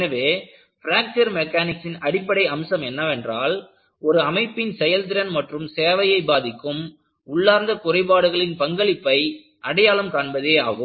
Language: Tamil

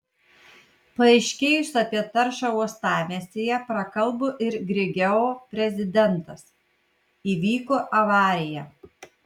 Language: Lithuanian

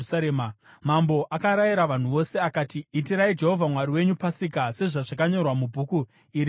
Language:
Shona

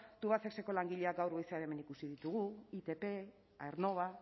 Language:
Basque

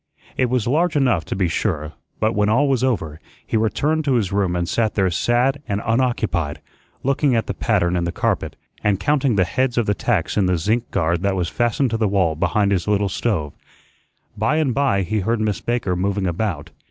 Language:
English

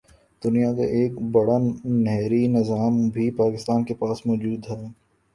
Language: Urdu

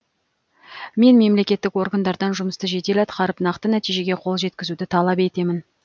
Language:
Kazakh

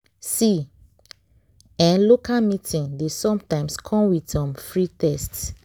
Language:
Nigerian Pidgin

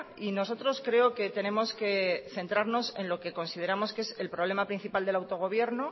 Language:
Spanish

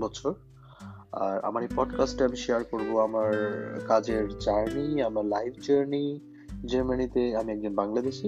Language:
Bangla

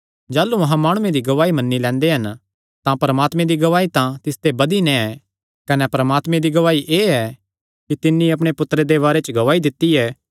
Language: Kangri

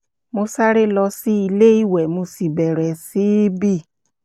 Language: Yoruba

